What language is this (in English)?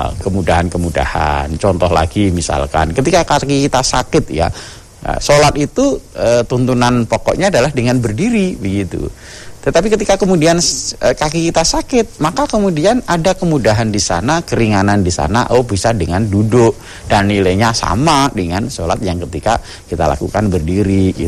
Indonesian